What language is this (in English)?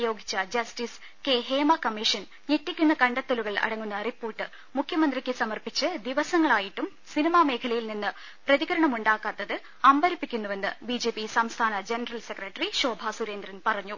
Malayalam